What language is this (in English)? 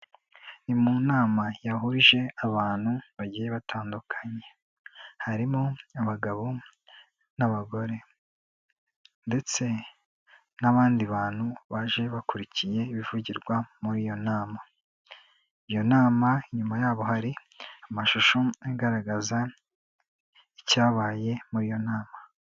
Kinyarwanda